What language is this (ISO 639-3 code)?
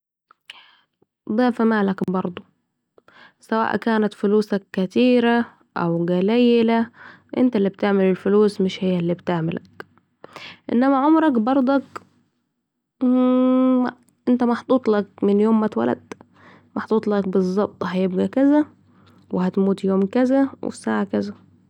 aec